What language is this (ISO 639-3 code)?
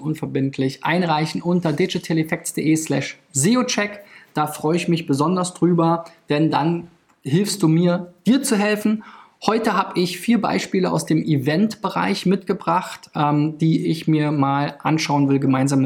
deu